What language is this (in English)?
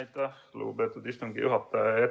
Estonian